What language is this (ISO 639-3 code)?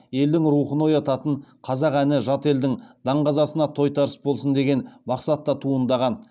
kaz